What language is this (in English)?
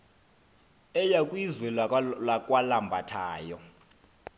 Xhosa